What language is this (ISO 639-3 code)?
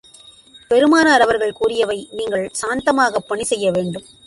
tam